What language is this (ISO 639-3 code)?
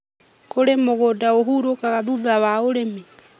kik